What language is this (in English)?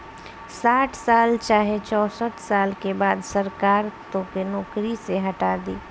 Bhojpuri